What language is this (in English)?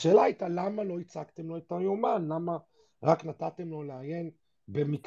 Hebrew